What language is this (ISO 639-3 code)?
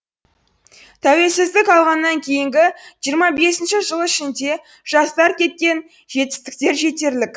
kaz